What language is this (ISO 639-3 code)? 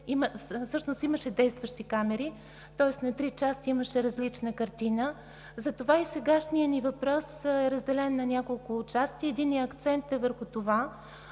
bul